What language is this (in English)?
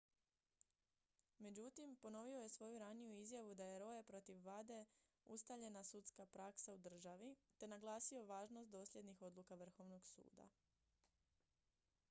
Croatian